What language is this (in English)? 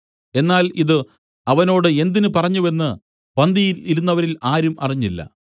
Malayalam